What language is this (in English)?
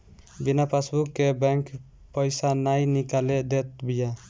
Bhojpuri